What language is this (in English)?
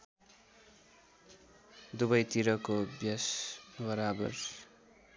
Nepali